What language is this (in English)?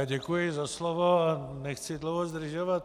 Czech